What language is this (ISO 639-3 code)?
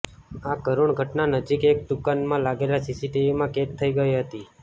guj